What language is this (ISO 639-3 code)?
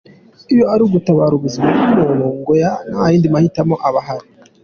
kin